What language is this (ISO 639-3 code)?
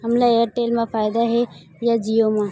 hne